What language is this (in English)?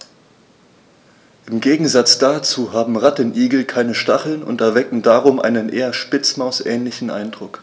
German